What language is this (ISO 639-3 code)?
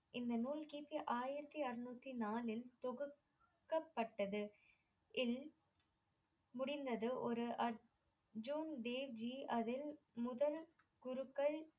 tam